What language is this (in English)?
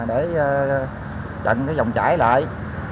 Vietnamese